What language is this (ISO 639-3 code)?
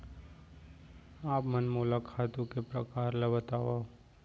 hne